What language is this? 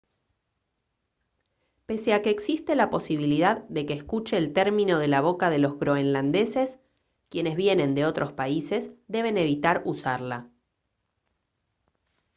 Spanish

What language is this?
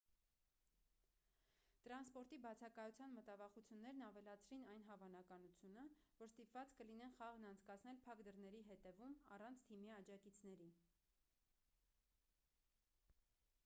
Armenian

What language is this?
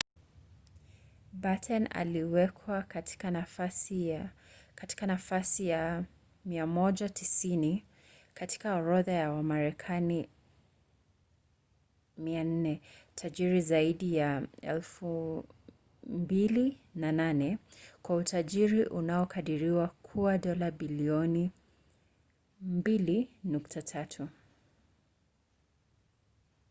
Swahili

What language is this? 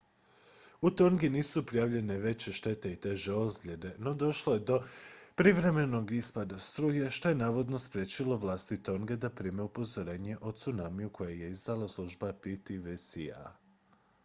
Croatian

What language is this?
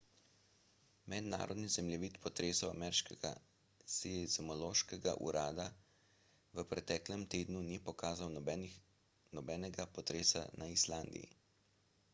Slovenian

